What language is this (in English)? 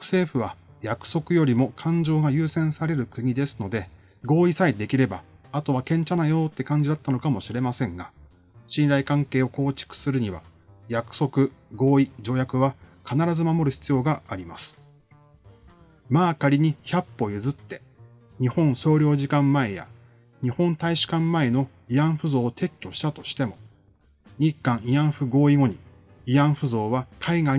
Japanese